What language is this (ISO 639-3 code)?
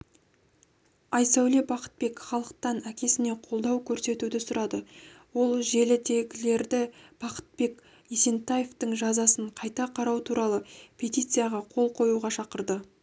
kaz